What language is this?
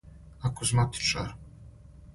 Serbian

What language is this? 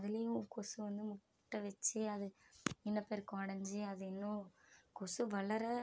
Tamil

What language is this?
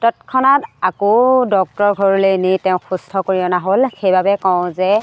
Assamese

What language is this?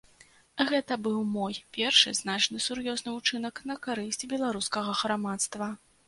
Belarusian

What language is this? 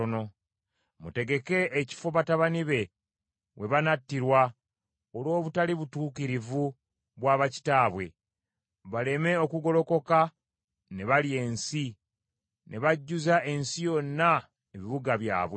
Ganda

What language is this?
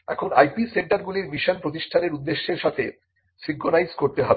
Bangla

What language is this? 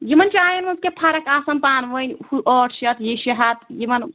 Kashmiri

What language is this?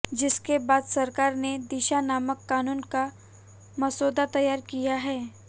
Hindi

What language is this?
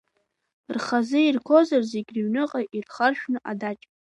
Abkhazian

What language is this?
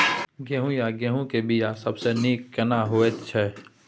Maithili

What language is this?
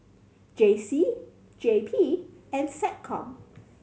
English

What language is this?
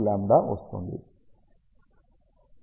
Telugu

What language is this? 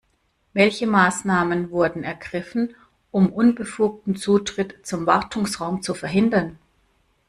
German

